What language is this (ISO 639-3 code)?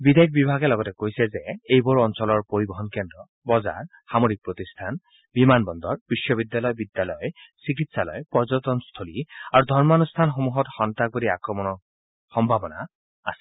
asm